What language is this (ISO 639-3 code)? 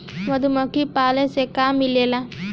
bho